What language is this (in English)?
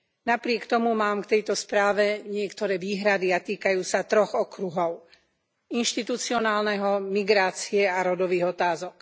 Slovak